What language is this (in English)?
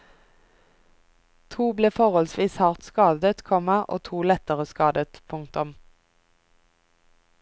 Norwegian